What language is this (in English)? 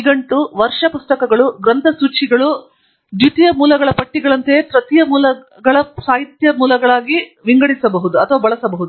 Kannada